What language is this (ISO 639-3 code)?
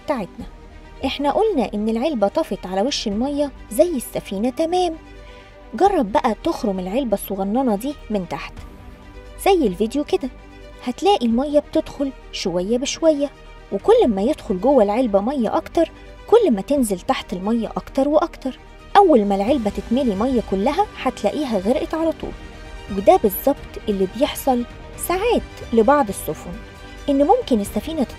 ara